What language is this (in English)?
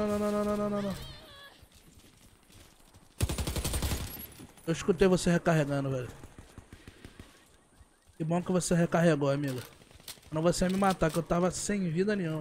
Portuguese